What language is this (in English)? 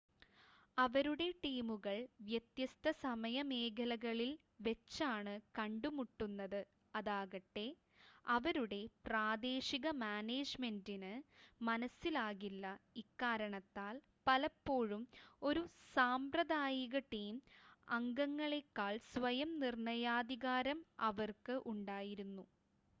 Malayalam